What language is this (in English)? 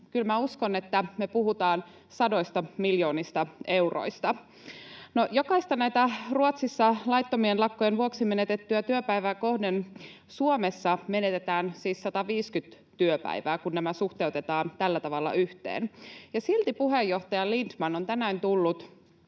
Finnish